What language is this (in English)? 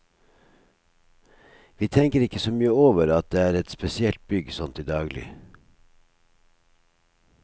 Norwegian